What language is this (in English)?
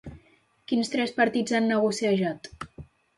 Catalan